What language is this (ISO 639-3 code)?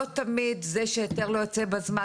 heb